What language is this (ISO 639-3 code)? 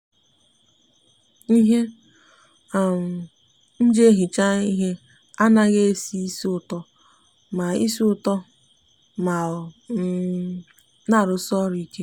ibo